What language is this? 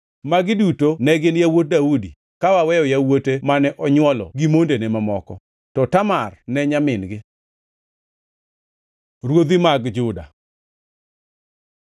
Luo (Kenya and Tanzania)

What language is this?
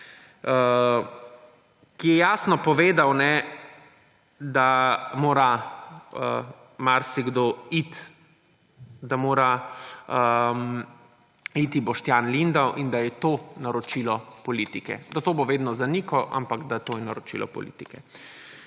Slovenian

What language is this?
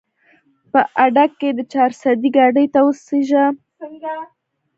Pashto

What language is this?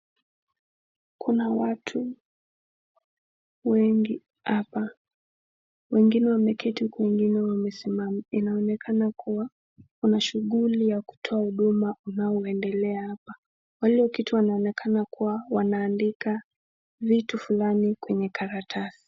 Swahili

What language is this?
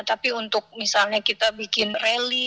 Indonesian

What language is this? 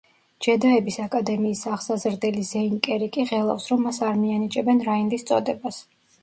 Georgian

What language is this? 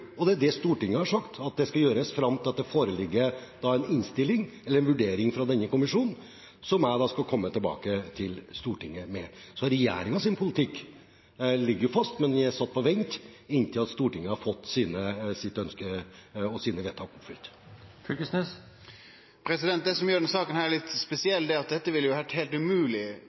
Norwegian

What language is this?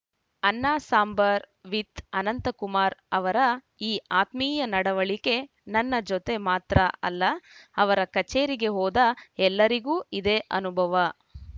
Kannada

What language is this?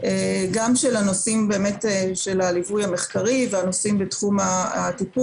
Hebrew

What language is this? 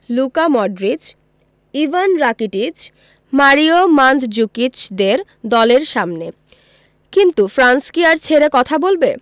Bangla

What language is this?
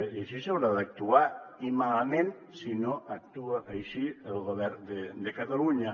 Catalan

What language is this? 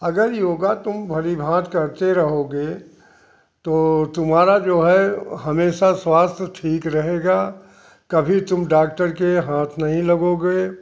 Hindi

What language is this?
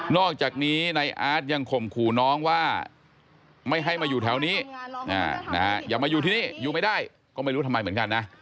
Thai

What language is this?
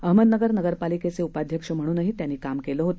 Marathi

